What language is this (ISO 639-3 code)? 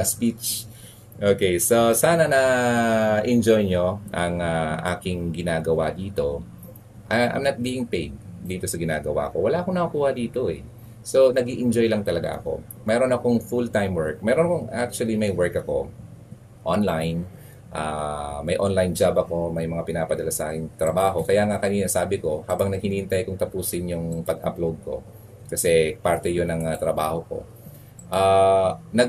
fil